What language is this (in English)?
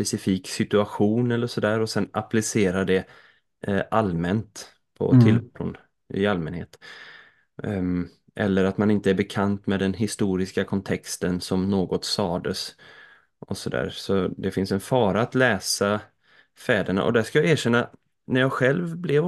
Swedish